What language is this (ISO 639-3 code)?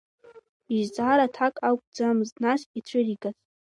abk